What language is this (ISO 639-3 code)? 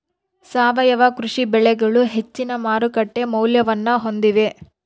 kan